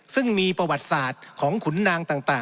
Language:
Thai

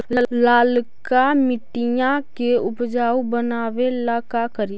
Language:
Magahi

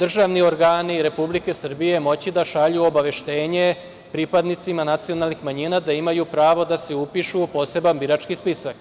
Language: Serbian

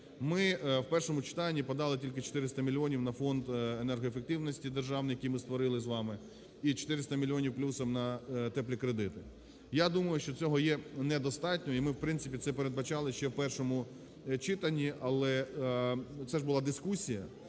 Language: Ukrainian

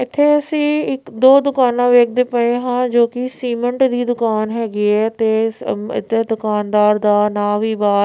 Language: Punjabi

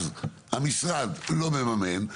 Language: Hebrew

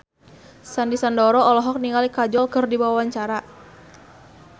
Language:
Sundanese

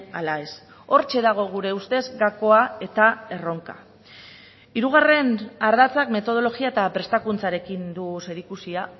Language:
Basque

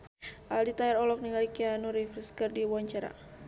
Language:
Sundanese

